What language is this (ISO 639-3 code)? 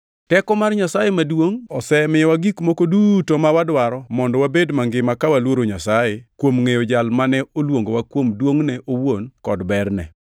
luo